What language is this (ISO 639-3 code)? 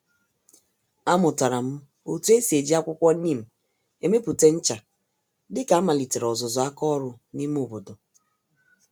ibo